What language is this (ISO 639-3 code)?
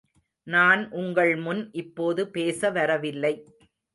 tam